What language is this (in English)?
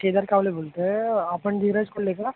Marathi